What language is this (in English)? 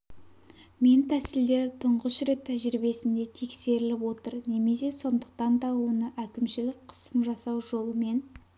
Kazakh